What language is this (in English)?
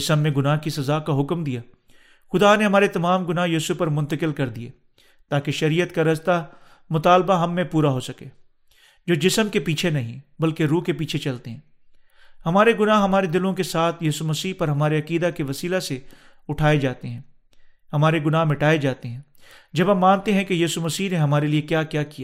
Urdu